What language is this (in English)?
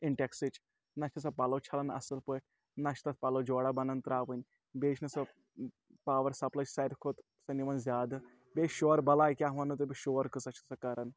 Kashmiri